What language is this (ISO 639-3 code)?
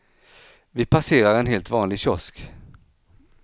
swe